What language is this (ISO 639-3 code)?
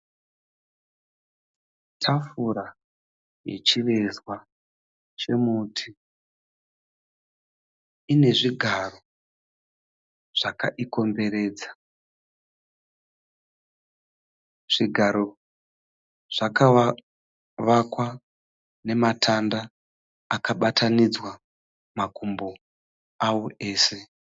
sna